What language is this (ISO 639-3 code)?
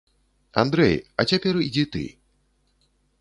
bel